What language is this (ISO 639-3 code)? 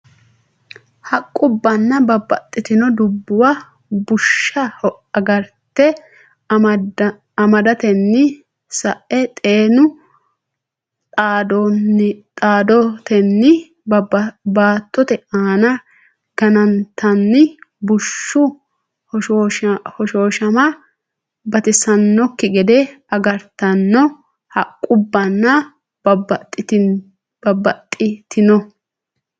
sid